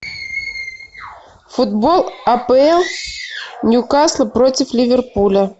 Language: Russian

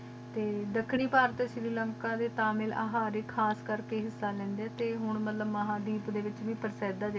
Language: Punjabi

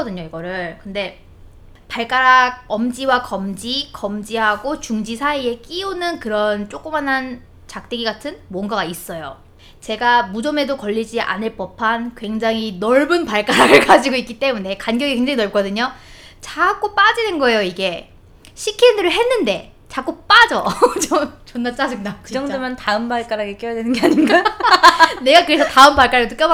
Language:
Korean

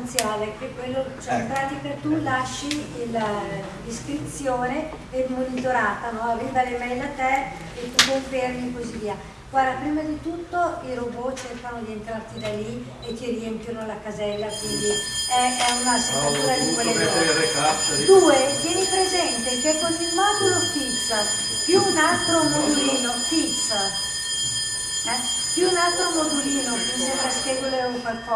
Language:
Italian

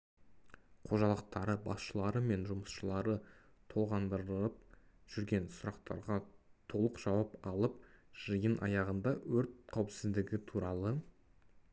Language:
Kazakh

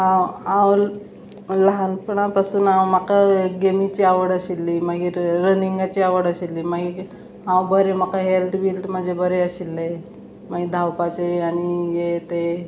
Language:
Konkani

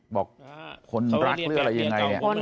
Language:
Thai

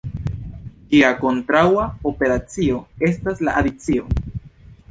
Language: Esperanto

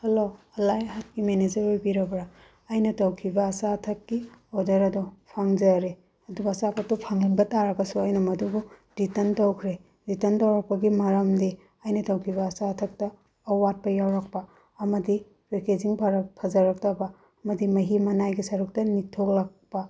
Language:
Manipuri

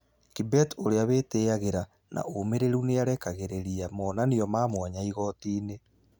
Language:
Kikuyu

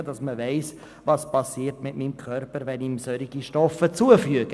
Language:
Swiss German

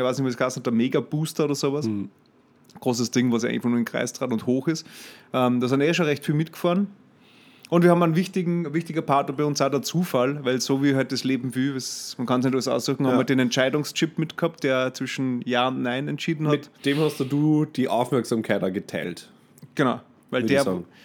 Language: German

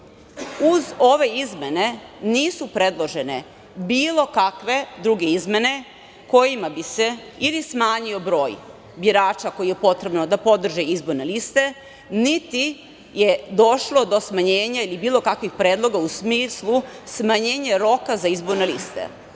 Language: Serbian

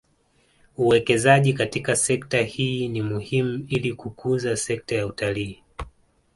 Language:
Swahili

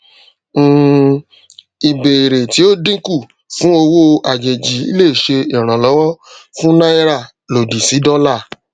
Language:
Yoruba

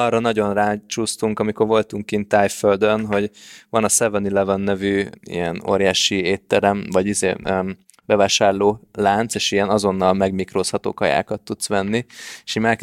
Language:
Hungarian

